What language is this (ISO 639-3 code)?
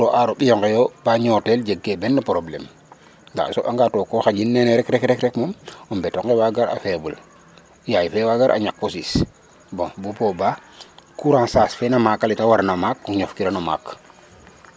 srr